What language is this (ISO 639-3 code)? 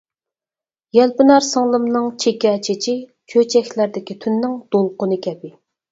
uig